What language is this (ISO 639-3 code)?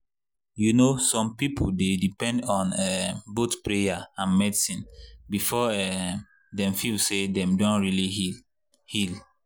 pcm